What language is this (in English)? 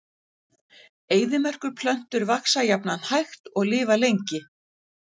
Icelandic